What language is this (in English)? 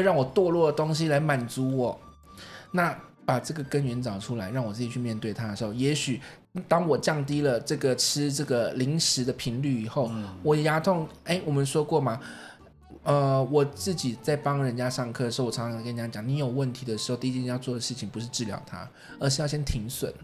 Chinese